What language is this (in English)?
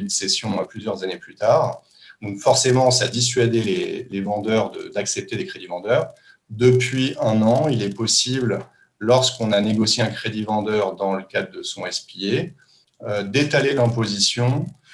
French